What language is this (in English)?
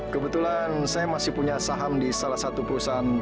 Indonesian